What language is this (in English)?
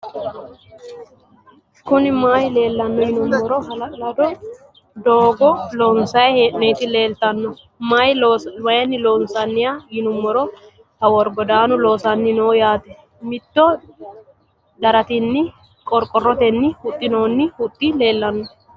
Sidamo